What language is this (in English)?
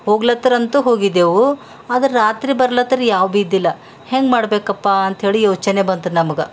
Kannada